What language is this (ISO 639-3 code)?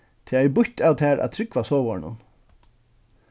fao